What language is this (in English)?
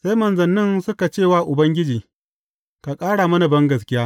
Hausa